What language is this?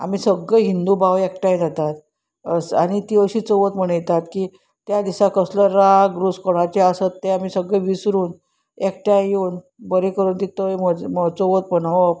Konkani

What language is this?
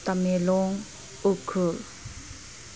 Manipuri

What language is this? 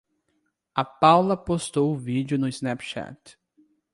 Portuguese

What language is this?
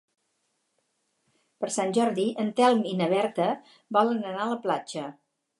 Catalan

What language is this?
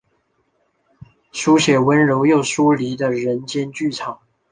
Chinese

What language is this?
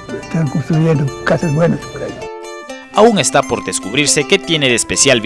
Spanish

